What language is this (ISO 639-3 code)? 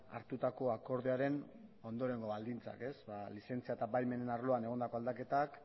eus